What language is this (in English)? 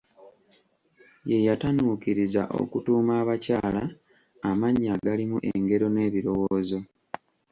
Ganda